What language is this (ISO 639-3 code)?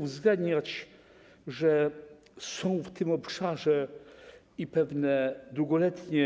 pol